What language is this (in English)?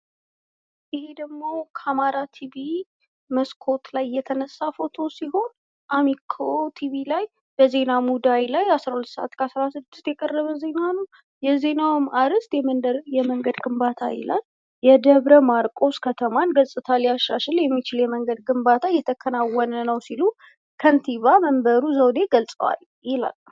Amharic